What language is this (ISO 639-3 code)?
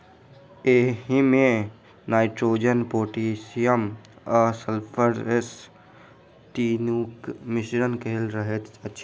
mai